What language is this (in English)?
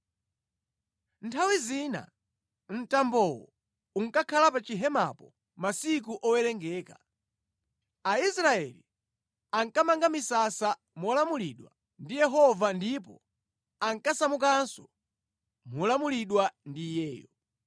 Nyanja